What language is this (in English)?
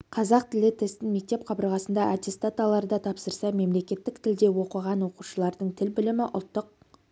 Kazakh